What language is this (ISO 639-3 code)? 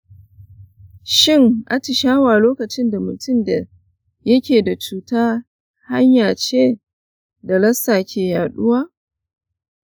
hau